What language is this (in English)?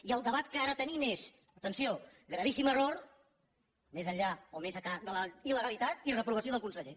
Catalan